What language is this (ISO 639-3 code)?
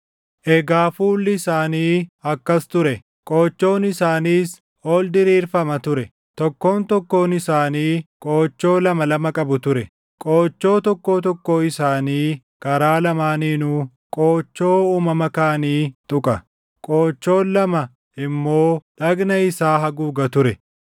orm